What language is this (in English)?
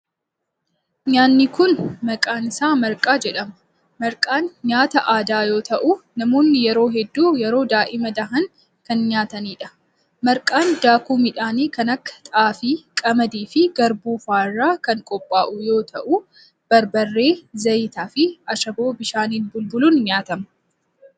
Oromo